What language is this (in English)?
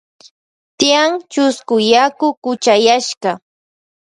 Loja Highland Quichua